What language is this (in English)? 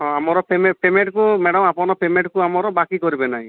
Odia